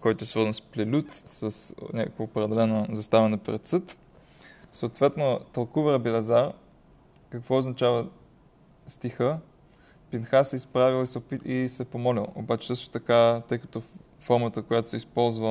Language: Bulgarian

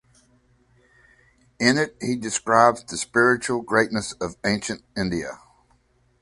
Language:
English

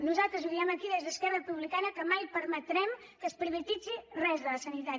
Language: Catalan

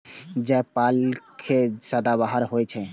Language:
Maithili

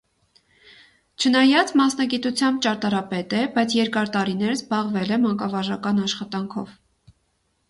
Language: Armenian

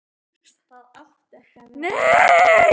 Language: Icelandic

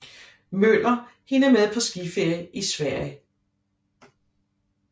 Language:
Danish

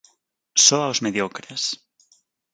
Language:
Galician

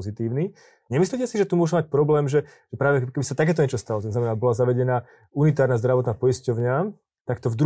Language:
Slovak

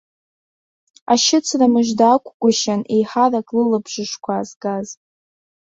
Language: Abkhazian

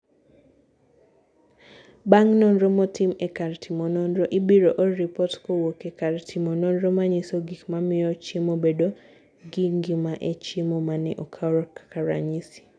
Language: Luo (Kenya and Tanzania)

